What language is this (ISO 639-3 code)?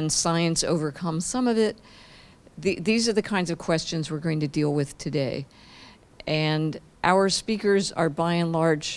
eng